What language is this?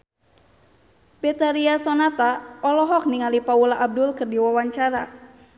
Sundanese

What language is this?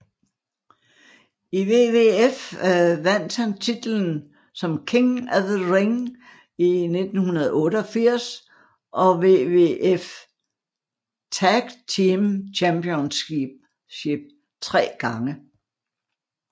Danish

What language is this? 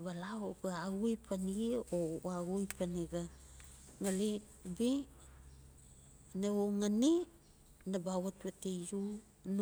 Notsi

